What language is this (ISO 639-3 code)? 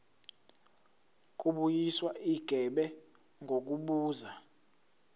zul